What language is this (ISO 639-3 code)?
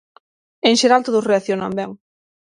glg